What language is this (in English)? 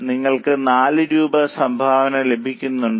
Malayalam